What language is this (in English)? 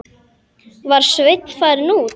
Icelandic